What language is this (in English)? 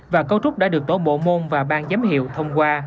Vietnamese